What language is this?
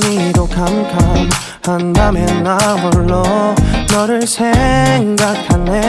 Vietnamese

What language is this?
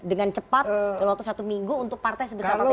Indonesian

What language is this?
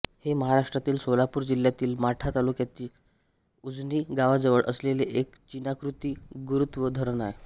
Marathi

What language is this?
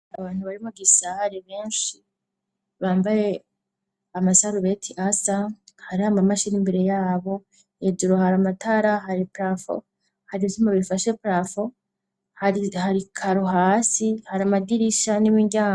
Rundi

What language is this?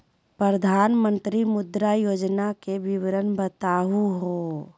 Magahi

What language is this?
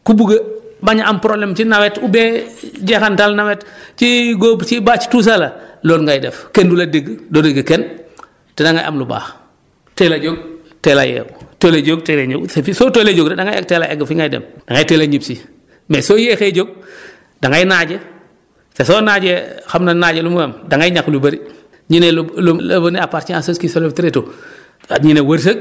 Wolof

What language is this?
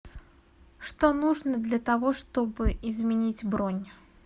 Russian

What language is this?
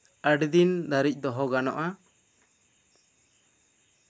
Santali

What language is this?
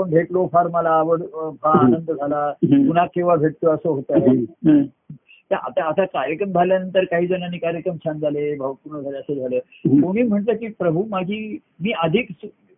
Marathi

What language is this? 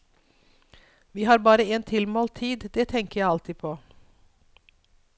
Norwegian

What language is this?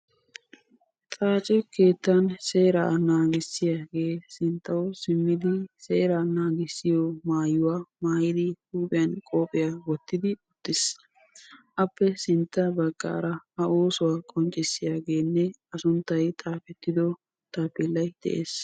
Wolaytta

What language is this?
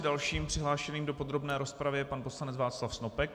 Czech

